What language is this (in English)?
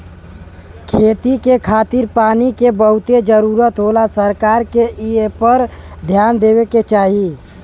Bhojpuri